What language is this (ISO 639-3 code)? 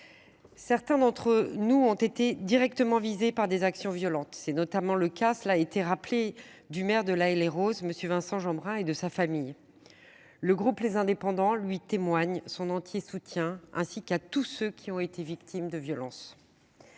fra